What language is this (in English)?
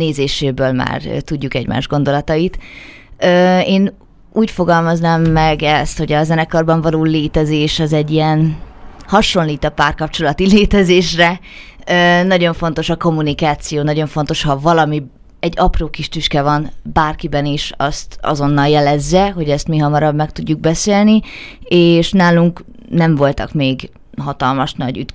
Hungarian